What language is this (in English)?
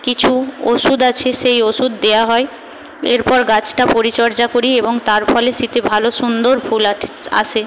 Bangla